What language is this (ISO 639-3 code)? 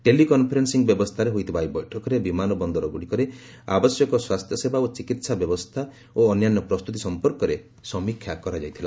ori